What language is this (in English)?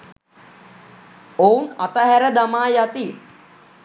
Sinhala